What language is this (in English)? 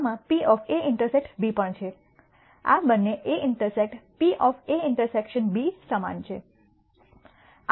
Gujarati